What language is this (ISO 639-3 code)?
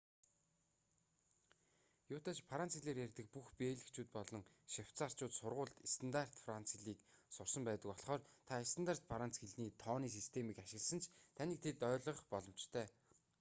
mon